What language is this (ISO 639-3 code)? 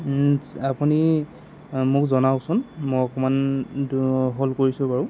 asm